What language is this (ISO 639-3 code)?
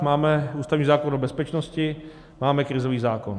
ces